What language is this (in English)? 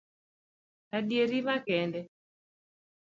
Luo (Kenya and Tanzania)